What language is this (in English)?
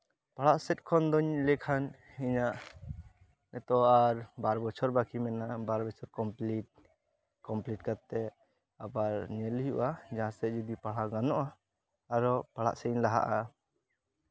Santali